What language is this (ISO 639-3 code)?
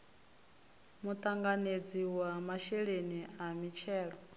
ven